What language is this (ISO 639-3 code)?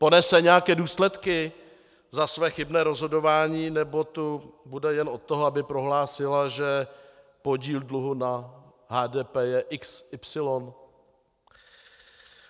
ces